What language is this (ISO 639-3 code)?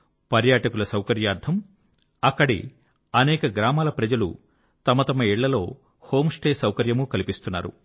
tel